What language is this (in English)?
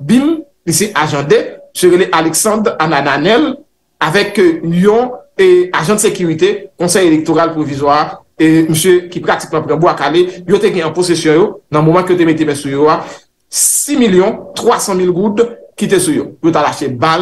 French